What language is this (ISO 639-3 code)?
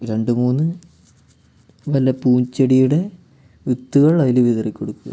mal